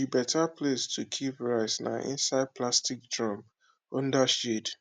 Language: Nigerian Pidgin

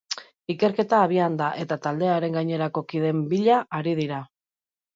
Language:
Basque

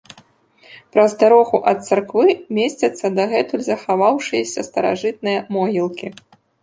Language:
Belarusian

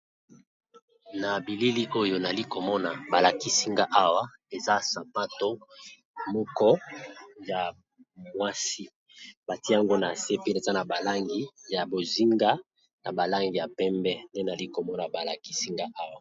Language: Lingala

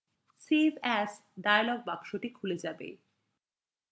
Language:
Bangla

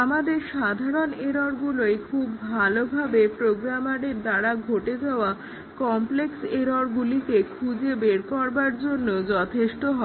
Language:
Bangla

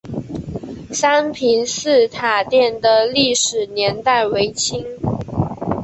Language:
Chinese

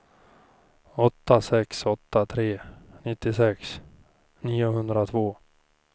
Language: Swedish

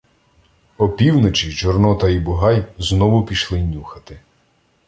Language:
Ukrainian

